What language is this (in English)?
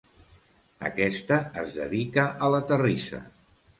Catalan